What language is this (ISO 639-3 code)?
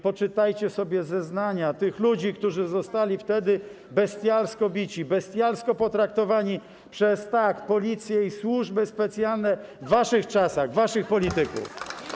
pol